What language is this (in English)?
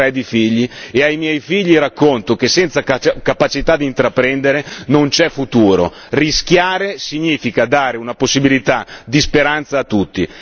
Italian